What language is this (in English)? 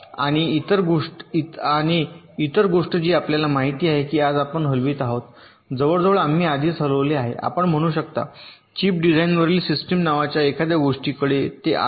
Marathi